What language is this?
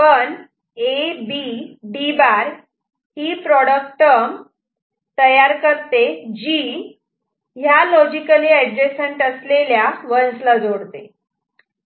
Marathi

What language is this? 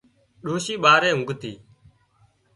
Wadiyara Koli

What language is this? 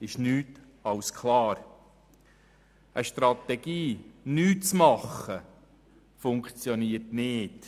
Swiss German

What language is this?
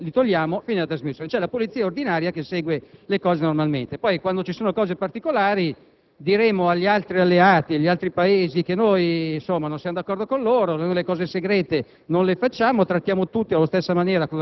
Italian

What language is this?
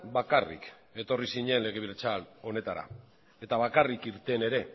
Basque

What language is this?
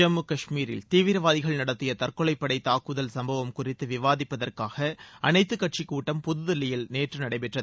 Tamil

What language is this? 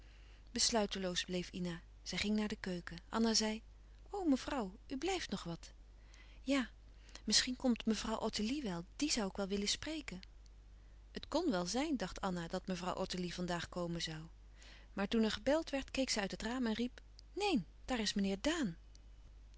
Dutch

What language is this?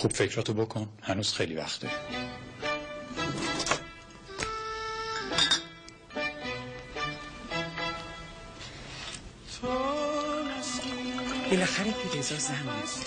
Persian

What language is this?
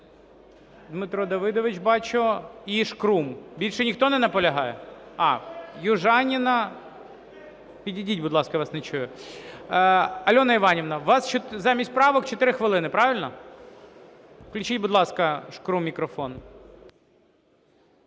Ukrainian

